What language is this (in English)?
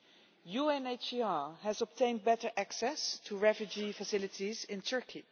English